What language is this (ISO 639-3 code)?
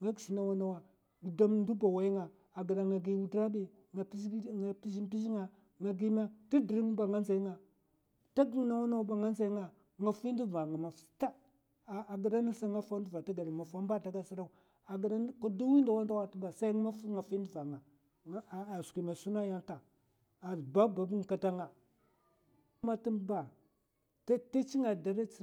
maf